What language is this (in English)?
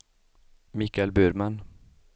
Swedish